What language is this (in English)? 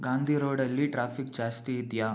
Kannada